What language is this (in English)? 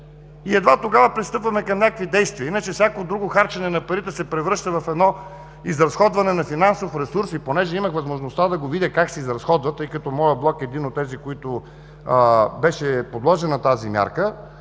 Bulgarian